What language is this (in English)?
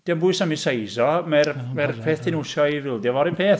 Welsh